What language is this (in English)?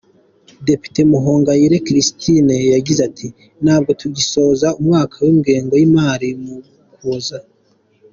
Kinyarwanda